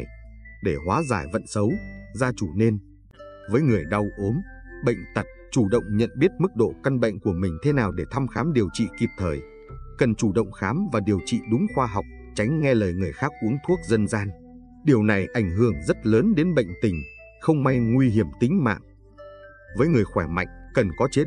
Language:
Vietnamese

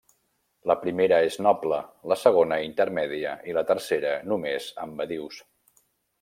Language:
Catalan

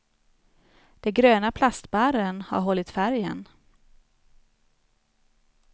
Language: Swedish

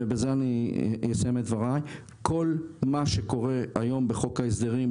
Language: Hebrew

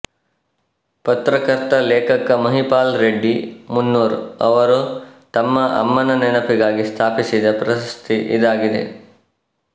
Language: Kannada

